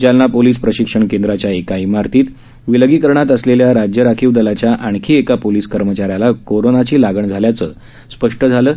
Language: Marathi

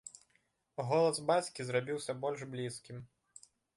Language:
Belarusian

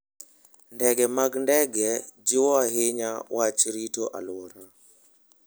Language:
Luo (Kenya and Tanzania)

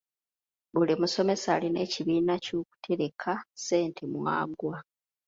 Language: Ganda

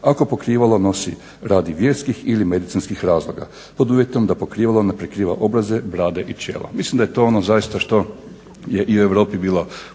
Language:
Croatian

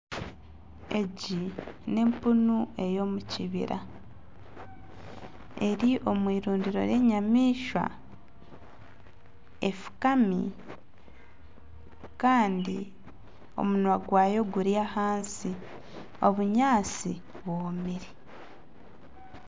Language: Nyankole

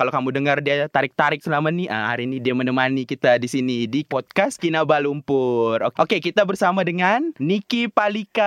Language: Malay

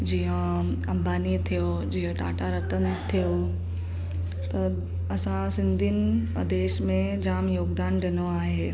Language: Sindhi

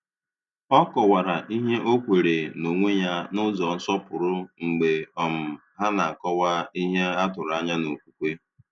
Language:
Igbo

